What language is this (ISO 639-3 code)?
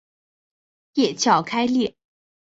zho